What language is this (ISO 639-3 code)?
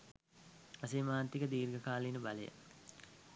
sin